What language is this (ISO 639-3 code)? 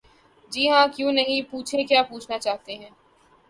urd